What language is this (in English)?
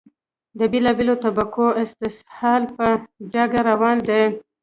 Pashto